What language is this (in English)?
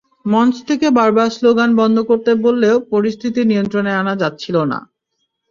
Bangla